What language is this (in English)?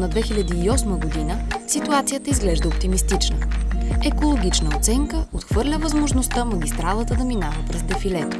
Bulgarian